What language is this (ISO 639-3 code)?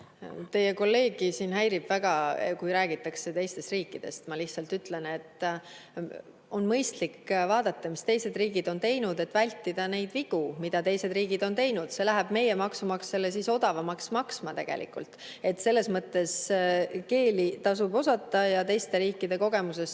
est